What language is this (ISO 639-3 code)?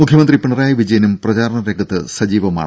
mal